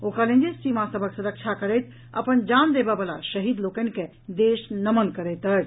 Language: Maithili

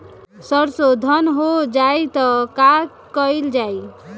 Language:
Bhojpuri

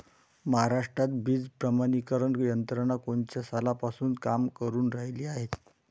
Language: Marathi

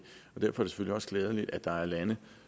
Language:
Danish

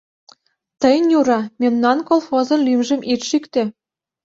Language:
Mari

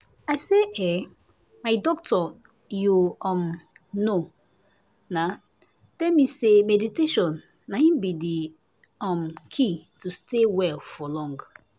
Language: Nigerian Pidgin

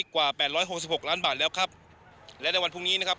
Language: Thai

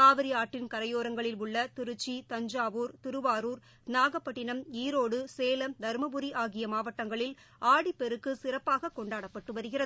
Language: Tamil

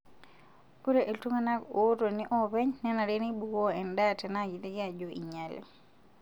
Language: Masai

